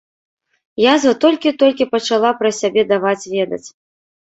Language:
Belarusian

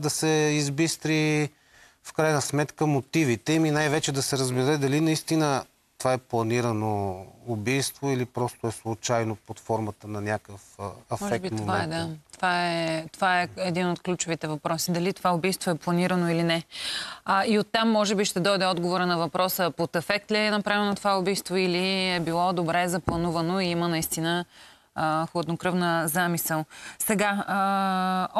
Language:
Bulgarian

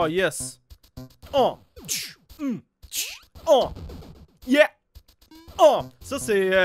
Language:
French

